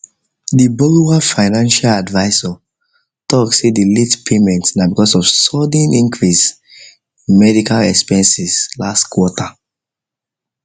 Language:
Nigerian Pidgin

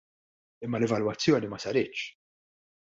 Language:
Maltese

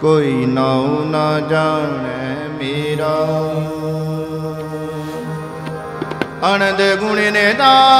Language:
Hindi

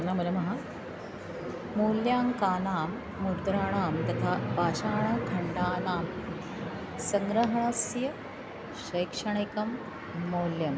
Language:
Sanskrit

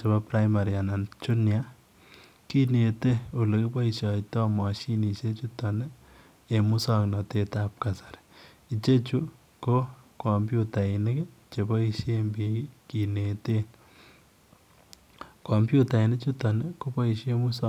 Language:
Kalenjin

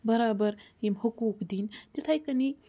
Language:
Kashmiri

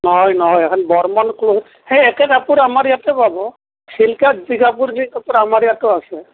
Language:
Assamese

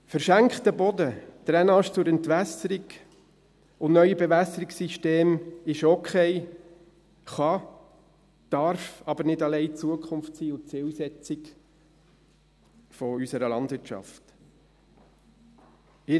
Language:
Swiss German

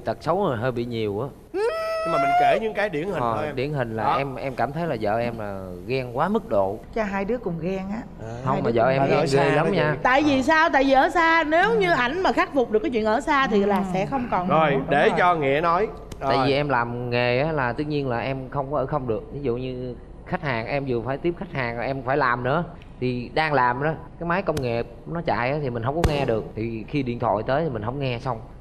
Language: Vietnamese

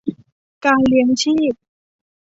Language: Thai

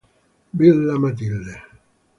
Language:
Italian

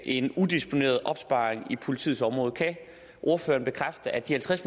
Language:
Danish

